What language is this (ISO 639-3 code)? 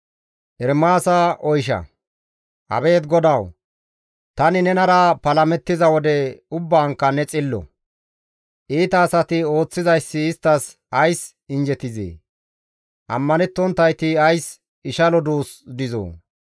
gmv